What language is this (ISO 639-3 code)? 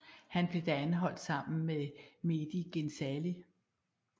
dan